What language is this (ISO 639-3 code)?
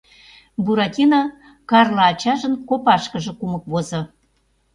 chm